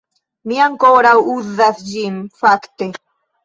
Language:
Esperanto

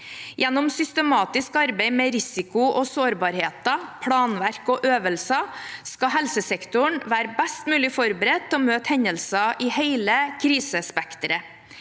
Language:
Norwegian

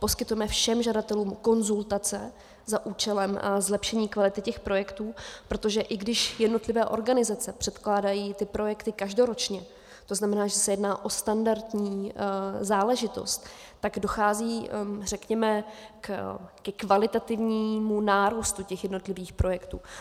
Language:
Czech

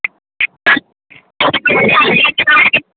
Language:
Maithili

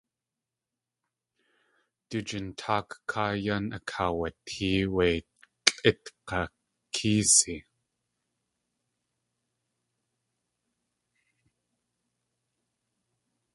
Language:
Tlingit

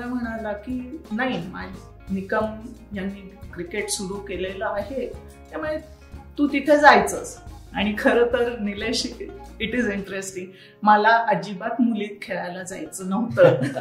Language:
Marathi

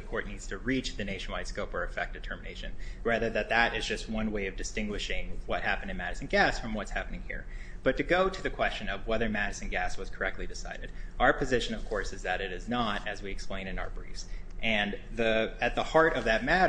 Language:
English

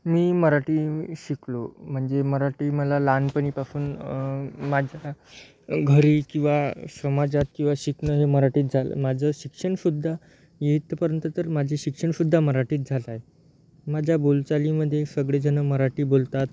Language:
Marathi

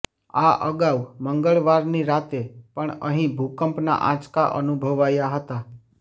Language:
Gujarati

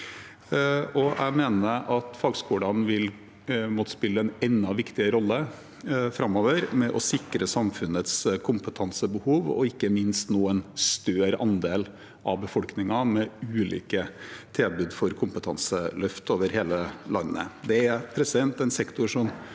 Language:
Norwegian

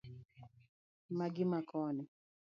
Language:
Luo (Kenya and Tanzania)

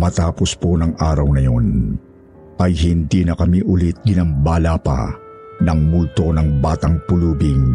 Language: Filipino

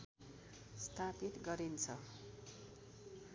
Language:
Nepali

